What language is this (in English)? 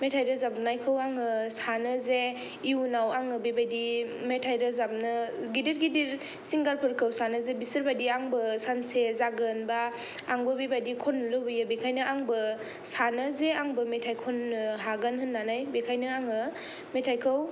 Bodo